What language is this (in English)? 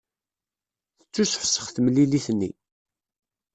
Kabyle